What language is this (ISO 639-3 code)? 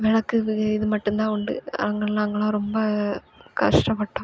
tam